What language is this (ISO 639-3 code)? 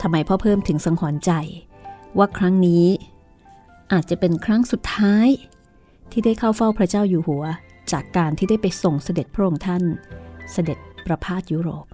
tha